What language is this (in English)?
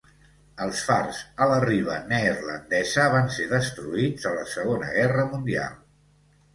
Catalan